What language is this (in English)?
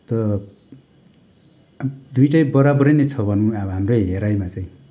Nepali